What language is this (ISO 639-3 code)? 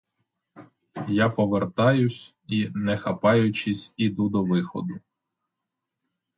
ukr